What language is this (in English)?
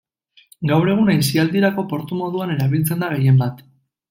Basque